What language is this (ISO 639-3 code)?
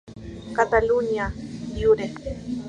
spa